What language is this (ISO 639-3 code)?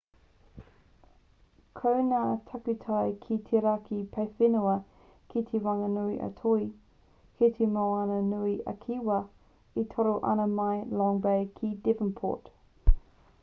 mri